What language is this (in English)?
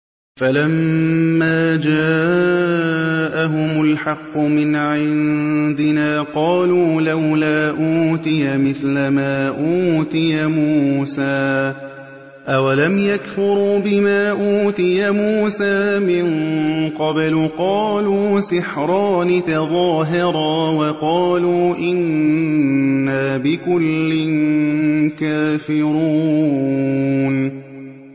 Arabic